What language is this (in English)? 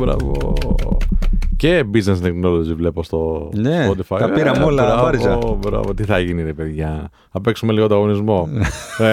Greek